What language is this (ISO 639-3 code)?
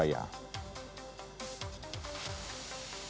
ind